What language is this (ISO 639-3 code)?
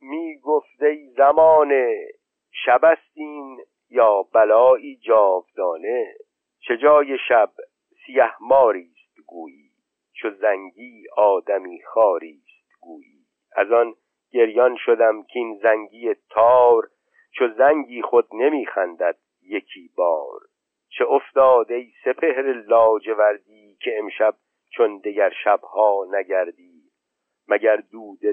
fas